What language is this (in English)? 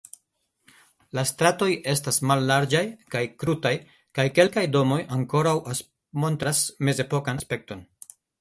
Esperanto